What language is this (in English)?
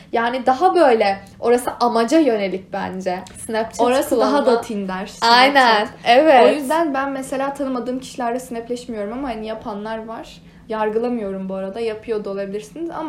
Turkish